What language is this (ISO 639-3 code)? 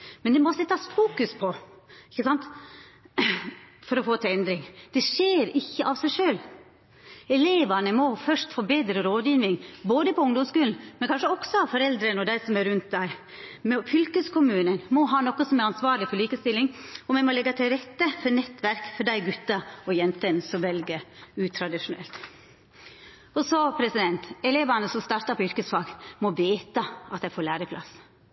nno